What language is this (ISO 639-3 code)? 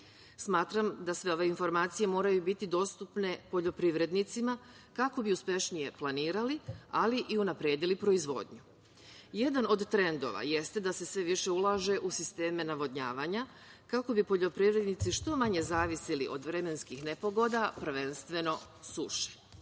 srp